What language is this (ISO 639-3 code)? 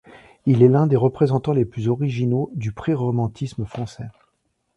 fra